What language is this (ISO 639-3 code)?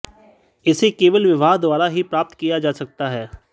hin